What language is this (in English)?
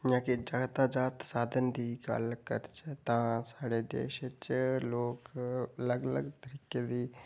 Dogri